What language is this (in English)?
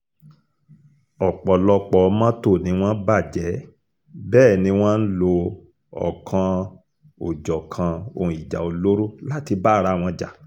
Yoruba